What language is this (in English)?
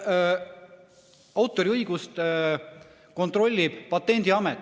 Estonian